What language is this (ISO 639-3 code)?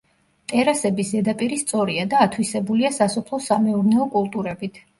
kat